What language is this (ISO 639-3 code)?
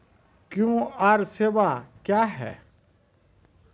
mai